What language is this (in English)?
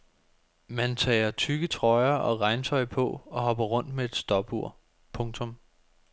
Danish